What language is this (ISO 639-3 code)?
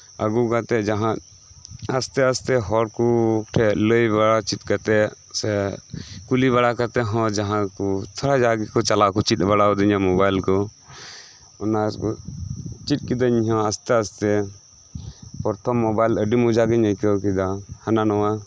sat